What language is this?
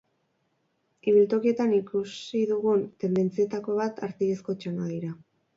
Basque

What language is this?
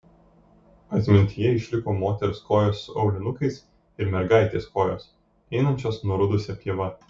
Lithuanian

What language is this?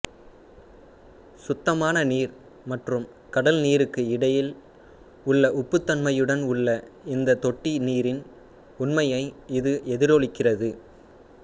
Tamil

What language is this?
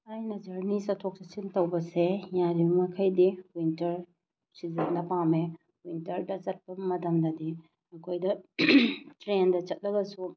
Manipuri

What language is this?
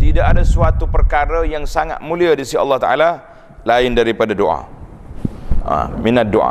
Malay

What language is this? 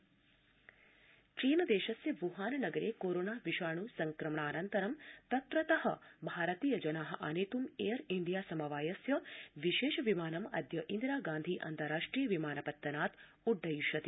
Sanskrit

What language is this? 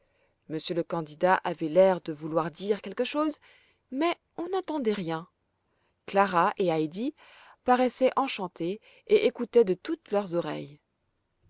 French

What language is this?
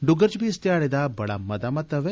Dogri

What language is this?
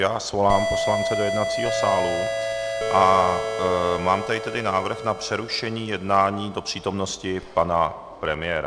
Czech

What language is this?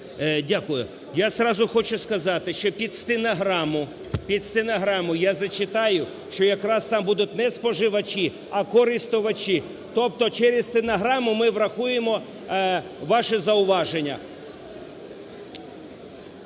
Ukrainian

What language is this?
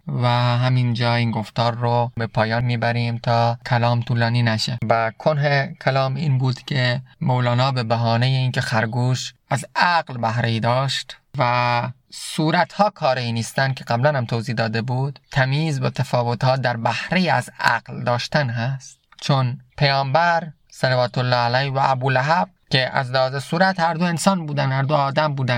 Persian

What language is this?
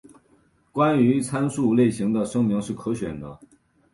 Chinese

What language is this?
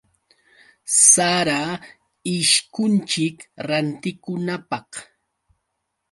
Yauyos Quechua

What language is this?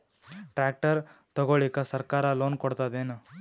Kannada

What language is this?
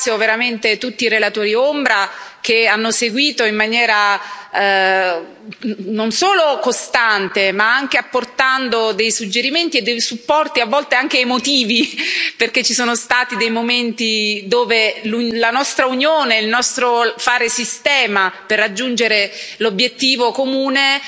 Italian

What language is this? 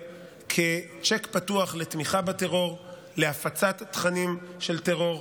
Hebrew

